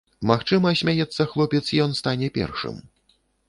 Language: Belarusian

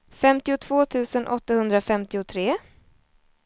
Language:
Swedish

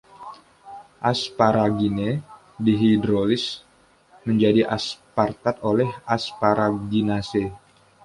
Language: Indonesian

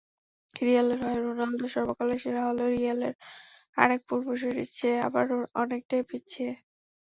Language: Bangla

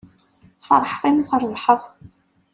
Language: Kabyle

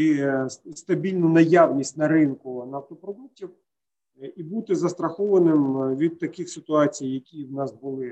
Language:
Ukrainian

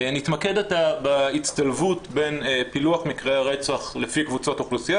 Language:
Hebrew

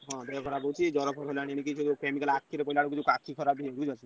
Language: Odia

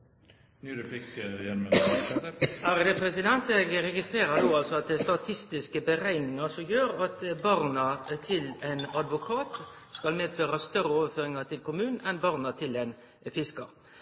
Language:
Norwegian Nynorsk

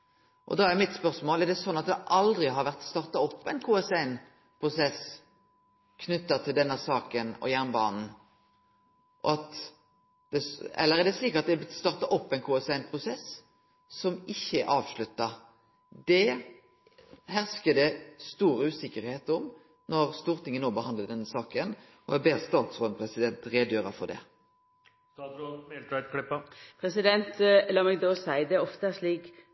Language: Norwegian Nynorsk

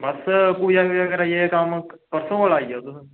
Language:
Dogri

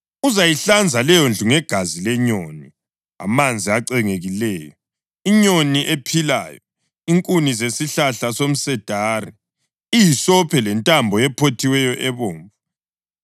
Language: North Ndebele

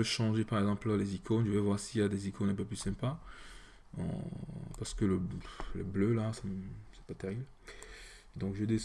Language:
French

